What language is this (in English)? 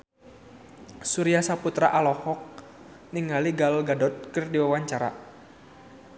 Sundanese